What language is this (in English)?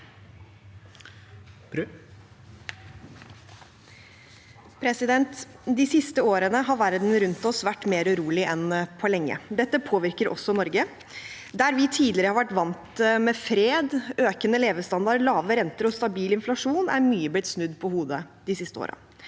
Norwegian